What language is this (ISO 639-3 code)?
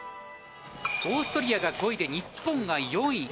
jpn